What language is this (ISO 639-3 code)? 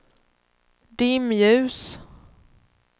swe